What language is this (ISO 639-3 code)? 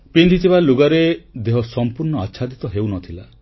ori